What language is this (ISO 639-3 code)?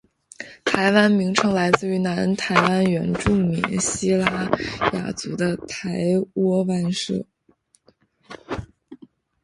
zho